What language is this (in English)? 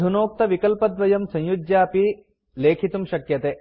Sanskrit